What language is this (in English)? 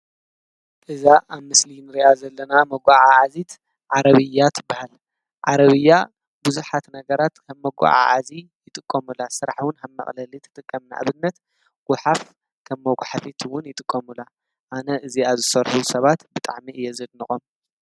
Tigrinya